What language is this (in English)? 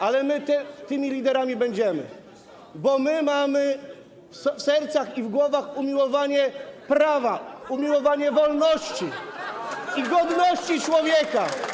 Polish